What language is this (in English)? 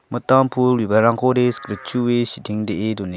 Garo